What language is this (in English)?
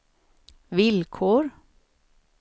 Swedish